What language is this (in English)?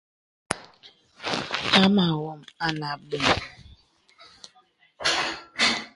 Bebele